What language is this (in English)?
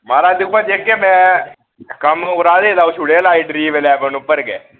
Dogri